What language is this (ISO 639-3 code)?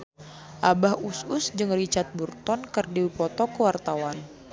sun